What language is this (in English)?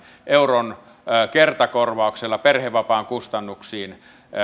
Finnish